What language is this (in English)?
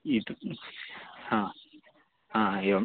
Sanskrit